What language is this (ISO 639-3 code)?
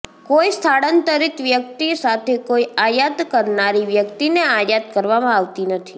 guj